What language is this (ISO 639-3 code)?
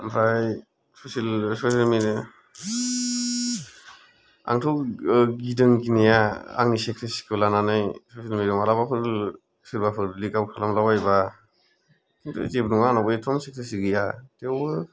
brx